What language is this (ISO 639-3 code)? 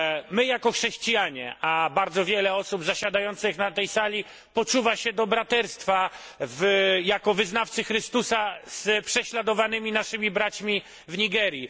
pol